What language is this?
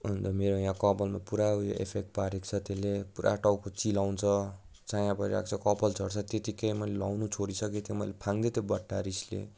Nepali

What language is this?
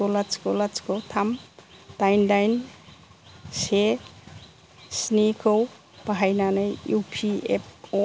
Bodo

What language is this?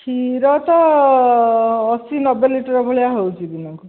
Odia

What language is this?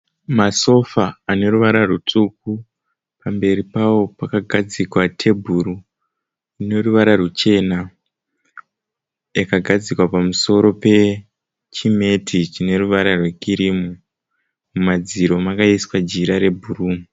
Shona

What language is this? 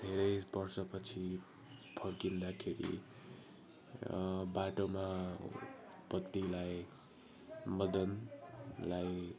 Nepali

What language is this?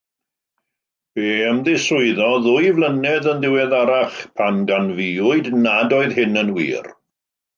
Welsh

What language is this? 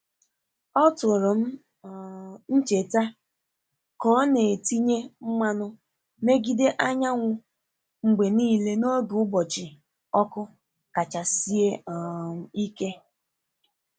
Igbo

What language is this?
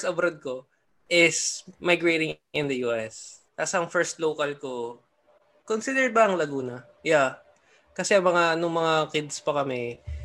Filipino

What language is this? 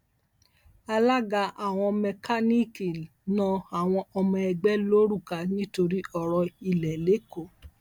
Yoruba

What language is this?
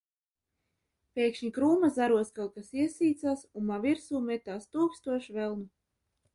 Latvian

